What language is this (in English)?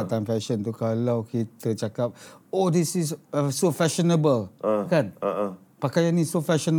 Malay